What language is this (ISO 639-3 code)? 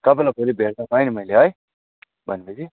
nep